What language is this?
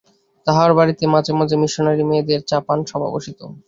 Bangla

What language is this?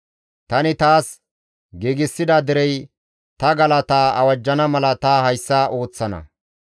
Gamo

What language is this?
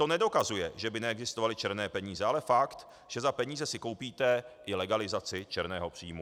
Czech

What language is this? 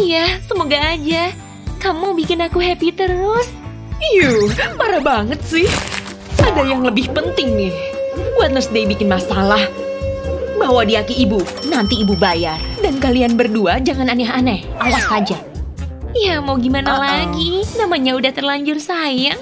Indonesian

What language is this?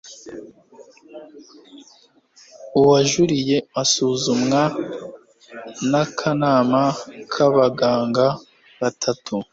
Kinyarwanda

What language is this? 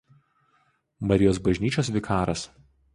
Lithuanian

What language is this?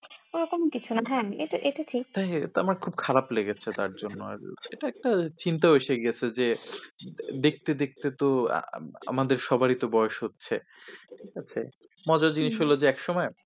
Bangla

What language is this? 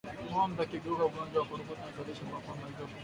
Swahili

